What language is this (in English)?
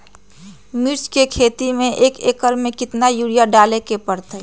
Magahi